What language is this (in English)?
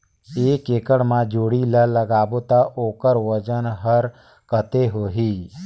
Chhattisgarhi